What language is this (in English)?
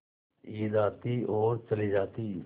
Hindi